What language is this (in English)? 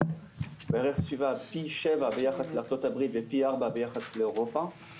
Hebrew